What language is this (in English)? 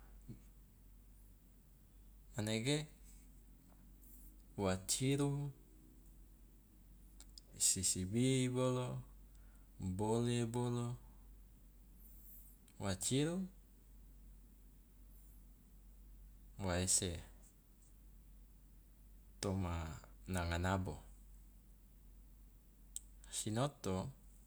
Loloda